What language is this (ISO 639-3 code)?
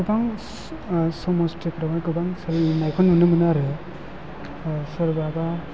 brx